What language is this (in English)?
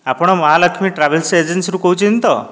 Odia